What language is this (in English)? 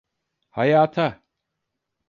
Turkish